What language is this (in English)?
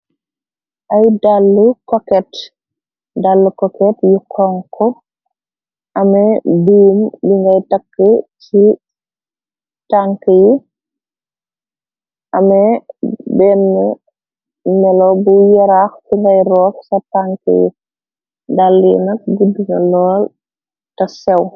Wolof